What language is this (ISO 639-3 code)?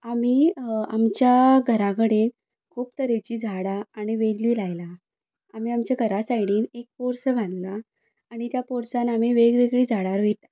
kok